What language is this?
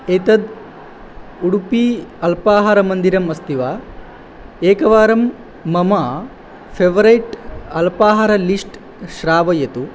Sanskrit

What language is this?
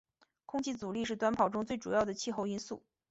Chinese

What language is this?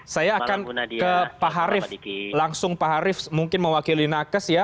Indonesian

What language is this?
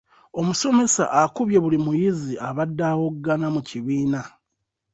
Ganda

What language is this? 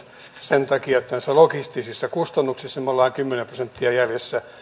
Finnish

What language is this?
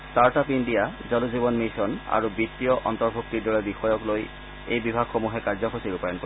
Assamese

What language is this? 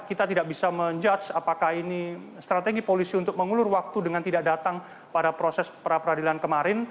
Indonesian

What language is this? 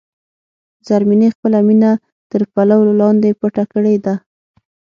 Pashto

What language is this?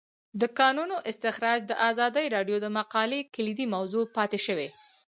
Pashto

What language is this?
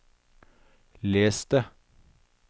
Norwegian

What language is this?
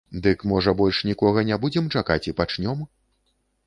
Belarusian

